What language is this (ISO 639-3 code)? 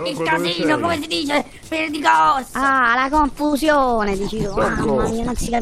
ita